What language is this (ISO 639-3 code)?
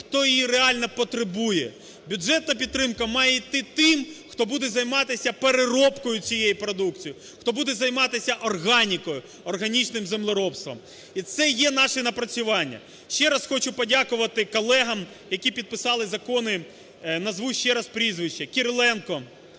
ukr